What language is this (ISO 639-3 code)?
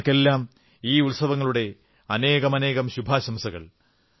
mal